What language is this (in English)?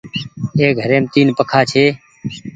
Goaria